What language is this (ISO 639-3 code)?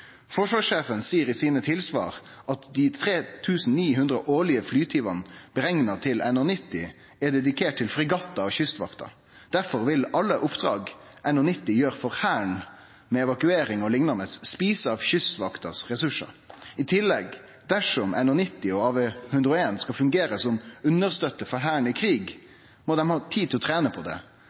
nno